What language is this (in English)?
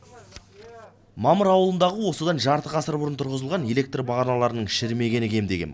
Kazakh